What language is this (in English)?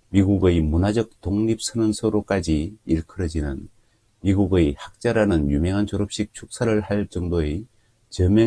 Korean